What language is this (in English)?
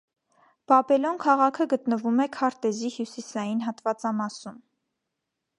Armenian